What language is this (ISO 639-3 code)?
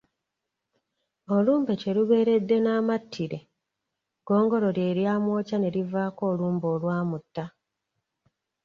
lug